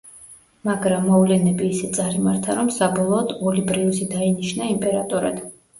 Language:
Georgian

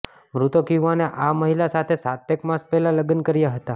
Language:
Gujarati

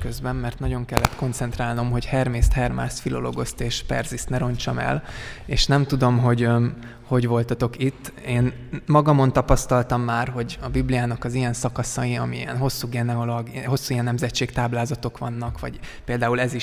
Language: Hungarian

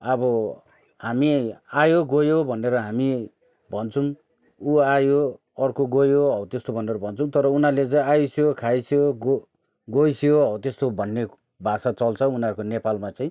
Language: Nepali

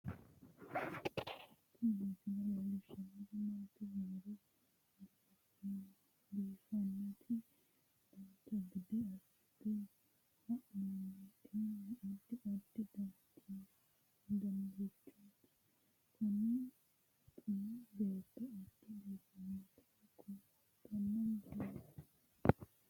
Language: Sidamo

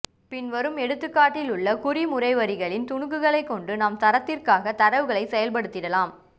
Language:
Tamil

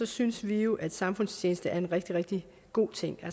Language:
Danish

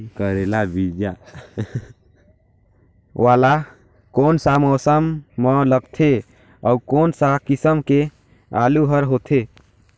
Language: Chhattisgarhi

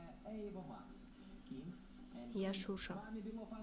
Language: Russian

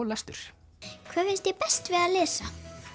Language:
Icelandic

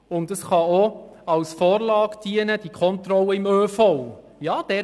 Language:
Swiss German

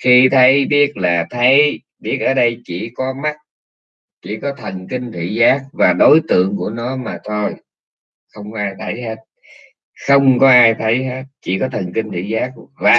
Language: Vietnamese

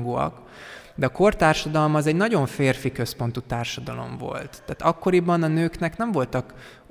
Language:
Hungarian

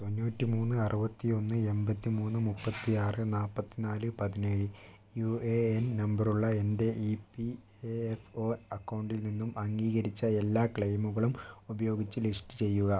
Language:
Malayalam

